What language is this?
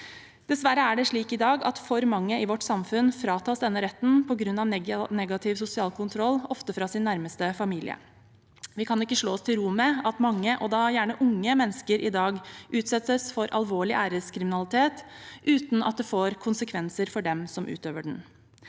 Norwegian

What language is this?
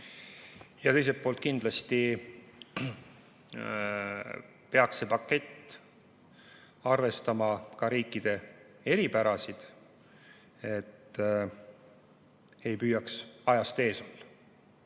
Estonian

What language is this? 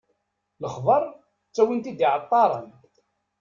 Kabyle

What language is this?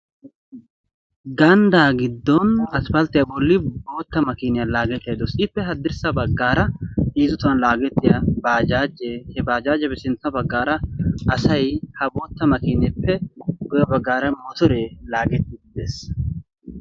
Wolaytta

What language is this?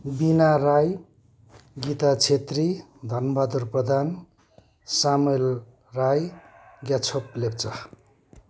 Nepali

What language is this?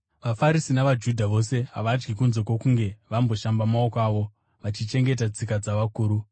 Shona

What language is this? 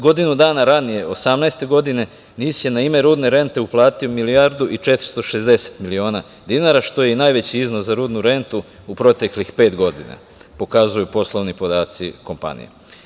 Serbian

